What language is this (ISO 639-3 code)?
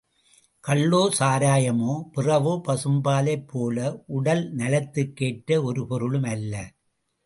tam